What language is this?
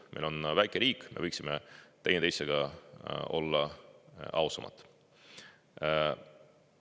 Estonian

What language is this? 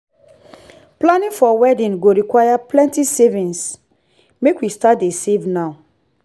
Nigerian Pidgin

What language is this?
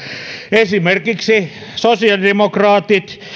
Finnish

